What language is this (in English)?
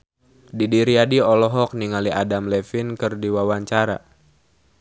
Sundanese